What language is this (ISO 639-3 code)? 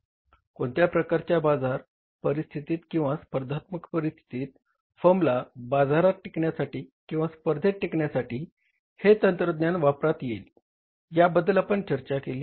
mar